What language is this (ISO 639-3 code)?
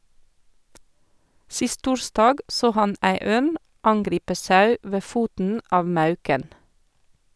nor